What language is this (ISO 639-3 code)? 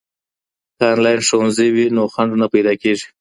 pus